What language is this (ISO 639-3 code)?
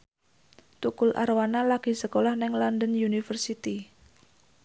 jav